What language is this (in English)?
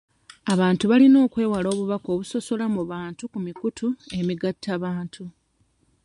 Ganda